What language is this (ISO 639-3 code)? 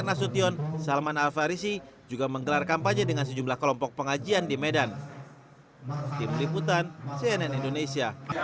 ind